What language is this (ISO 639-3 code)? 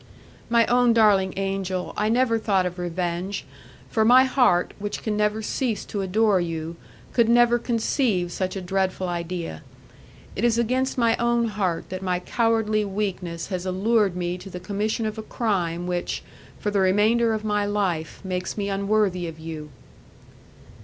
eng